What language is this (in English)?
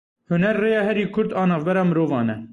Kurdish